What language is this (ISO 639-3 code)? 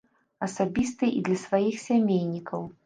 bel